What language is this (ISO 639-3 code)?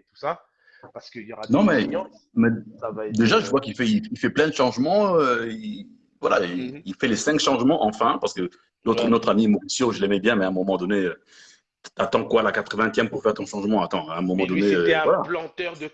fra